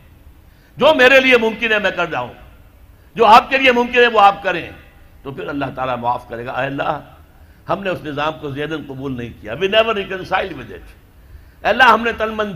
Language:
Urdu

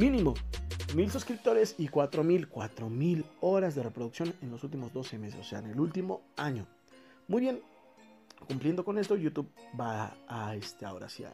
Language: Spanish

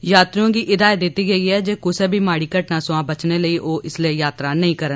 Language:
Dogri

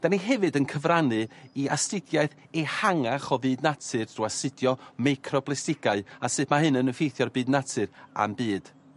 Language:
Welsh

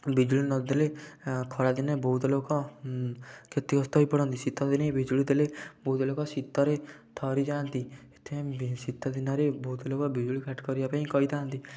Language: Odia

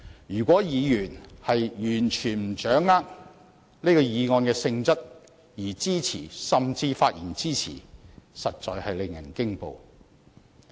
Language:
Cantonese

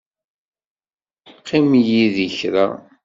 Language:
Kabyle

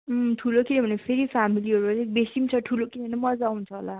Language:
Nepali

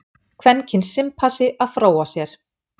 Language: Icelandic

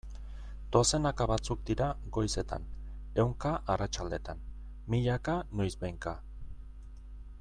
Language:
Basque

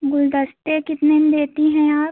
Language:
Hindi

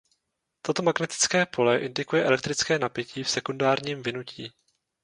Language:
Czech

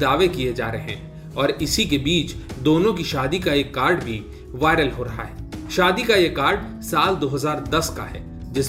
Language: Hindi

